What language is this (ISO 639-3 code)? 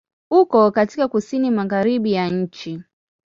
swa